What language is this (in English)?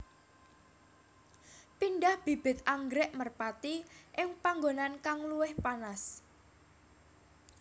Javanese